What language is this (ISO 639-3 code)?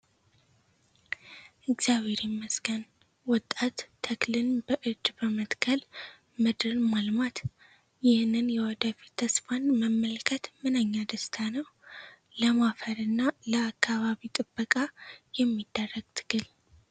amh